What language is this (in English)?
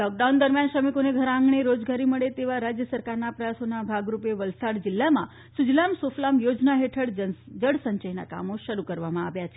Gujarati